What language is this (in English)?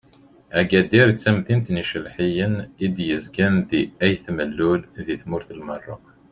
Kabyle